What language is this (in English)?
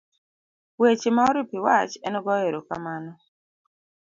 Luo (Kenya and Tanzania)